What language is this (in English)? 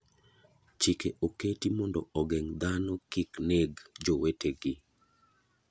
Luo (Kenya and Tanzania)